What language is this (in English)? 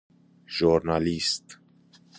Persian